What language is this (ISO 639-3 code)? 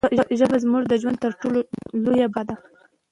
pus